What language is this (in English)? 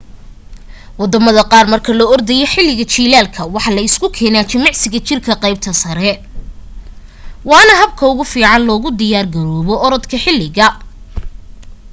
Somali